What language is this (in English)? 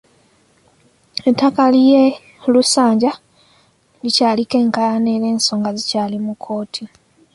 Ganda